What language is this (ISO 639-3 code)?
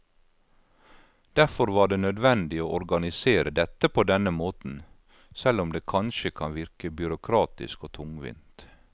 nor